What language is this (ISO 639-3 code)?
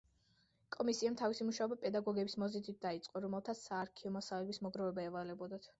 kat